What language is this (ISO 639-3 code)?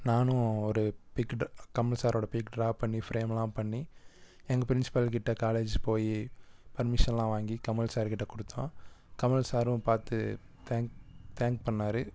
tam